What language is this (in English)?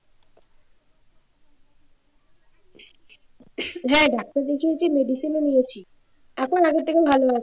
Bangla